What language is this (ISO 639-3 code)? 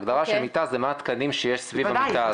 heb